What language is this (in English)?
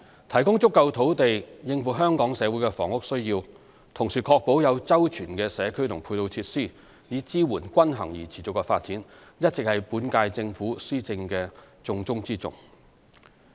Cantonese